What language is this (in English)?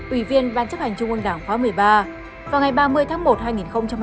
Vietnamese